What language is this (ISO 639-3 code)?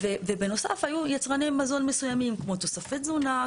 heb